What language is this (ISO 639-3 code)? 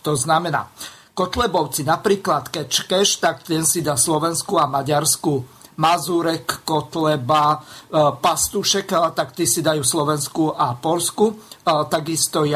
slk